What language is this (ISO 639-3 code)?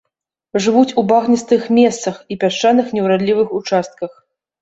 bel